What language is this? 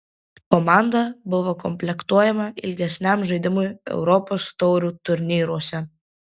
Lithuanian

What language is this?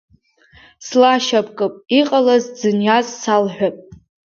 Abkhazian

